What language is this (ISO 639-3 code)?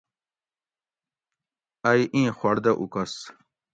gwc